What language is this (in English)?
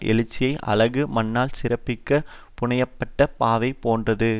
Tamil